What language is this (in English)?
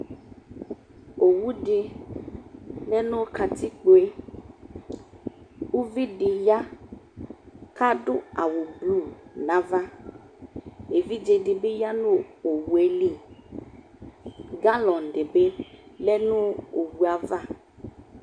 Ikposo